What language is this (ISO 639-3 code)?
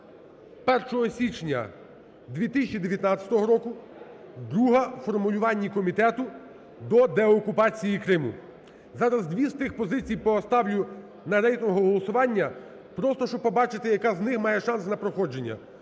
ukr